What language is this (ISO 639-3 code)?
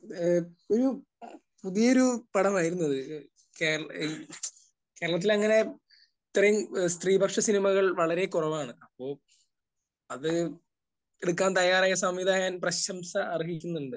mal